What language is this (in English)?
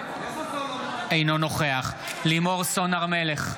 Hebrew